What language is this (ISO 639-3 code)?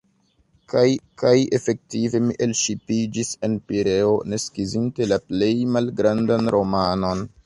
epo